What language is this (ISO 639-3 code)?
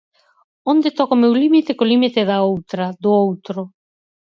glg